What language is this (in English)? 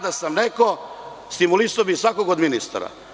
Serbian